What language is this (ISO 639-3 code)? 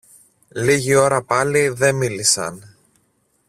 ell